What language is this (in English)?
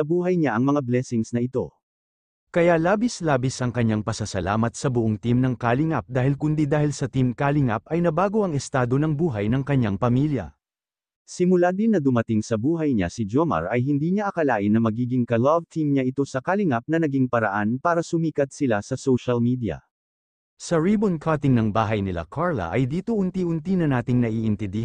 Filipino